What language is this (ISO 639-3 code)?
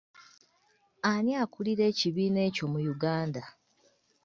lug